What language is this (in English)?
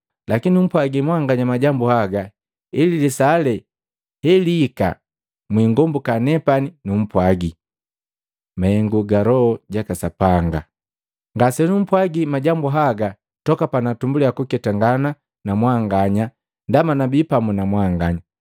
Matengo